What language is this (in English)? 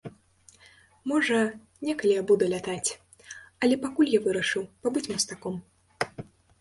Belarusian